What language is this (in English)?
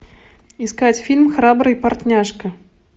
Russian